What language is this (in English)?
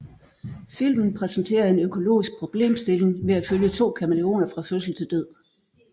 Danish